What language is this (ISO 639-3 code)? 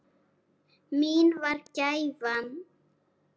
isl